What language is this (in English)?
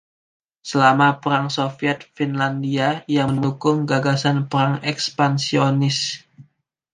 Indonesian